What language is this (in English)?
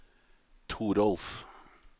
Norwegian